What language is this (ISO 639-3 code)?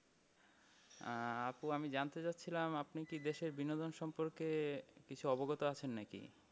ben